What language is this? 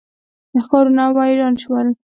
Pashto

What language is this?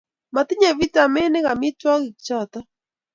Kalenjin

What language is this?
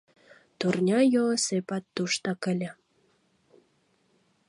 Mari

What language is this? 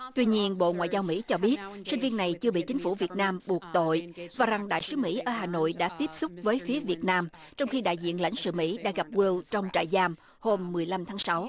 Vietnamese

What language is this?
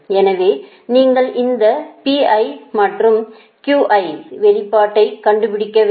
Tamil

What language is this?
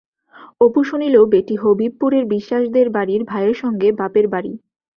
Bangla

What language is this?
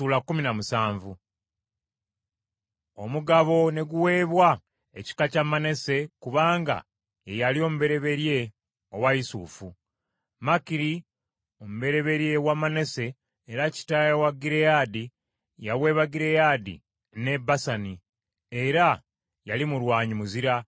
Ganda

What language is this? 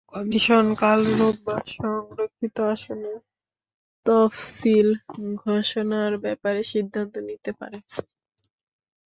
Bangla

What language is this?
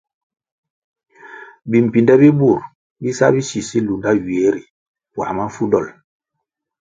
Kwasio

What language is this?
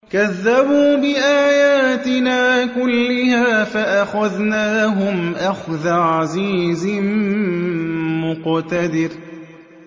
Arabic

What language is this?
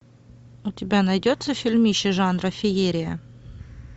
Russian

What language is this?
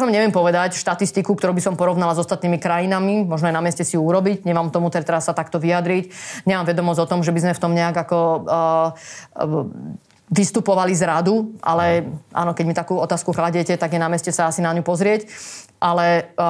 Slovak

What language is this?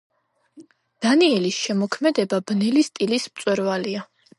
Georgian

